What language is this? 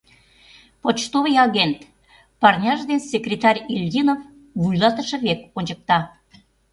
Mari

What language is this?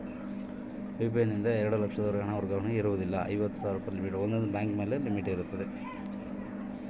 Kannada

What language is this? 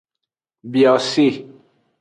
Aja (Benin)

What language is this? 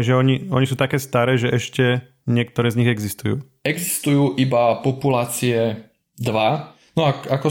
Slovak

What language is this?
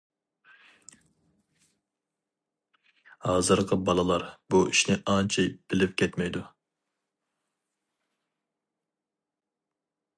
Uyghur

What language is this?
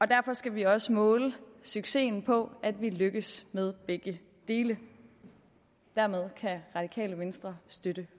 Danish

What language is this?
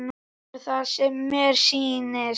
Icelandic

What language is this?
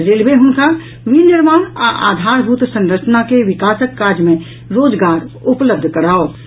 Maithili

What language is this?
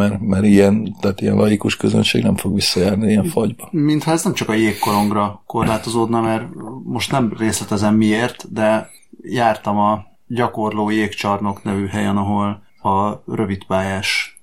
Hungarian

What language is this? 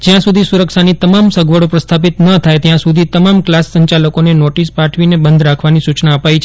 Gujarati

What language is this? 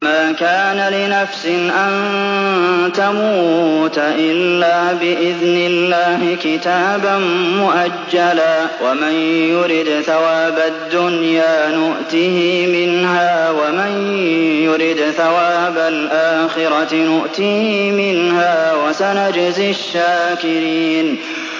Arabic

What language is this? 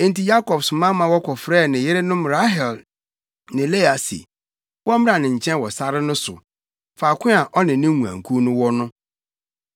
Akan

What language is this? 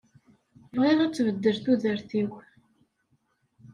Kabyle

